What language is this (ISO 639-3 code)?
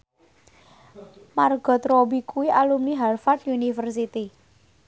jav